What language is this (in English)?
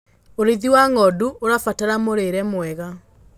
Kikuyu